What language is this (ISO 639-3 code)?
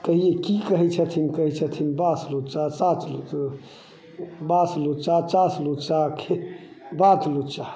mai